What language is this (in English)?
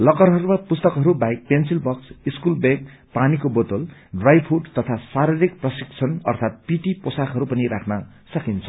Nepali